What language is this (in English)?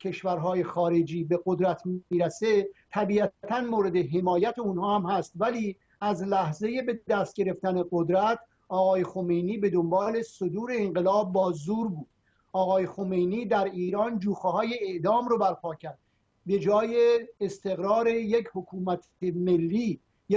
Persian